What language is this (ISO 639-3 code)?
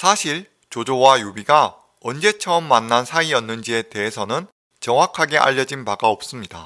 kor